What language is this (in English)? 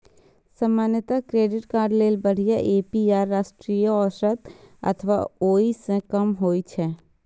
Maithili